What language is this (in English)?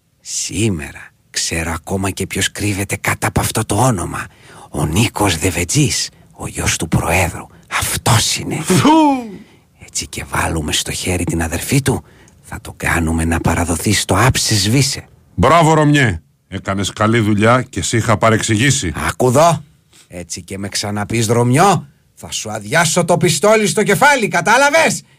Greek